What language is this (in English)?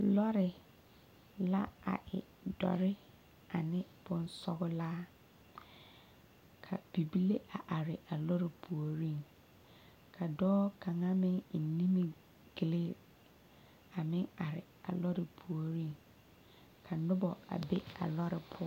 Southern Dagaare